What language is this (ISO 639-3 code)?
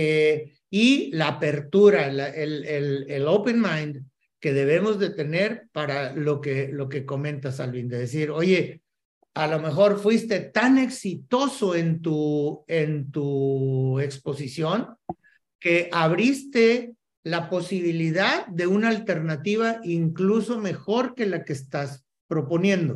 spa